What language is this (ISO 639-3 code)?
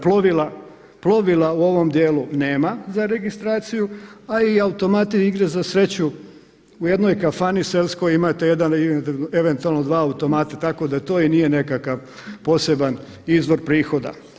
hrv